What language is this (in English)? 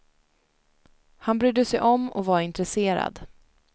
Swedish